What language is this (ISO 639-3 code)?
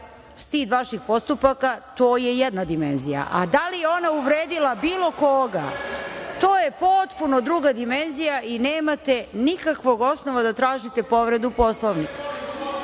srp